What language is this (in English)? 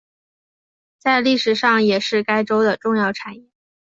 Chinese